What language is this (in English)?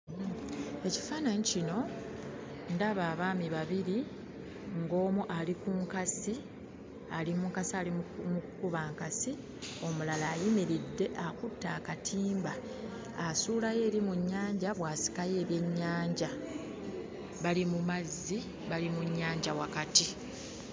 Ganda